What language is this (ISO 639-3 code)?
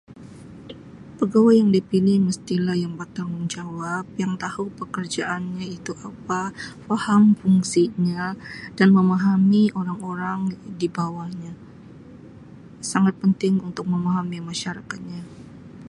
msi